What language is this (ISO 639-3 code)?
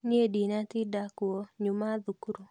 kik